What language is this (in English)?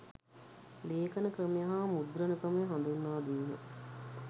Sinhala